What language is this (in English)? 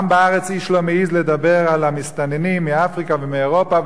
Hebrew